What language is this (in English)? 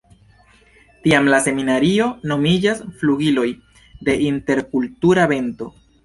Esperanto